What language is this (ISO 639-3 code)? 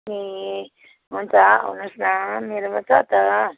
nep